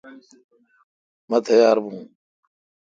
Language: Kalkoti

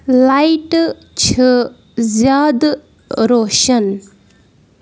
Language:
Kashmiri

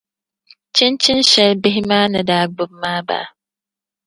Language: Dagbani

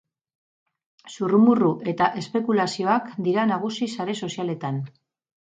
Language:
Basque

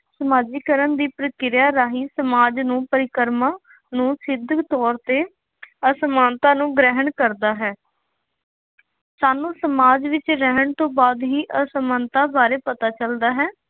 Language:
Punjabi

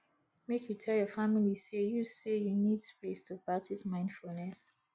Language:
Nigerian Pidgin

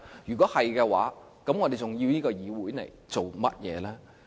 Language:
Cantonese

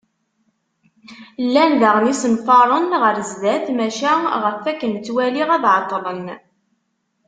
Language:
Kabyle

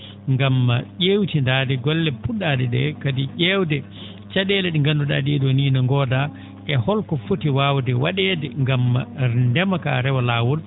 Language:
Fula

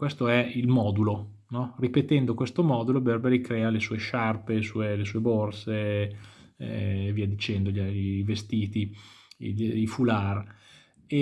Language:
Italian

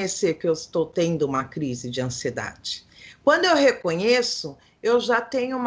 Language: Portuguese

